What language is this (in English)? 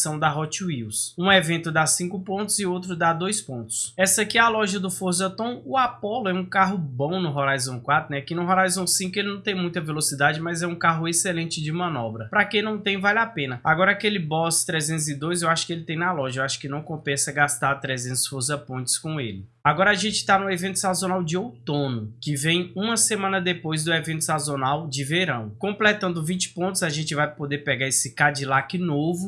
Portuguese